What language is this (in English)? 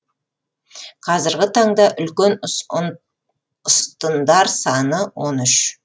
Kazakh